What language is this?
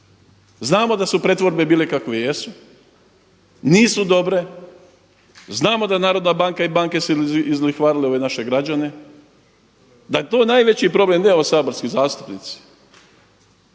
Croatian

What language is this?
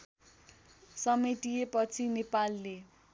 Nepali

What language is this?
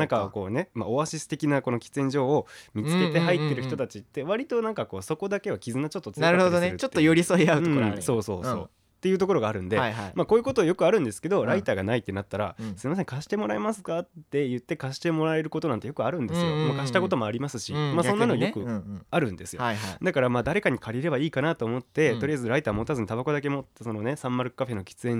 Japanese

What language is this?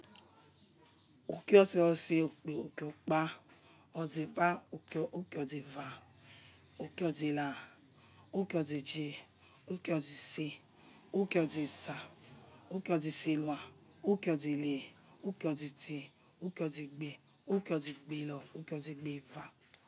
Yekhee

